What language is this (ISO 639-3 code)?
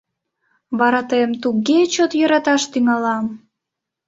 chm